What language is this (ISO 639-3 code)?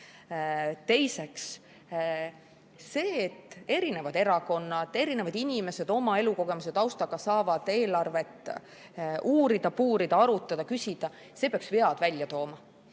est